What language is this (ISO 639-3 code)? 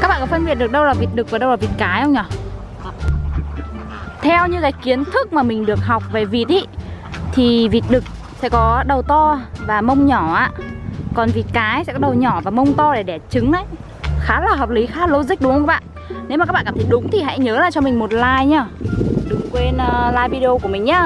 vie